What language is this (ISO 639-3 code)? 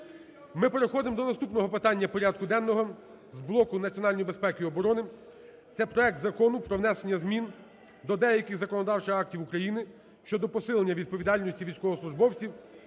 ukr